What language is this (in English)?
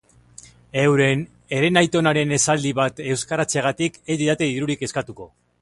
Basque